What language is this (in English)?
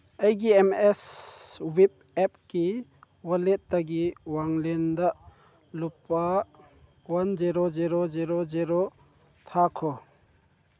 Manipuri